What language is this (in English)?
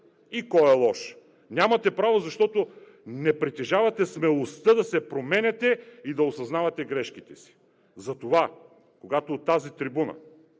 Bulgarian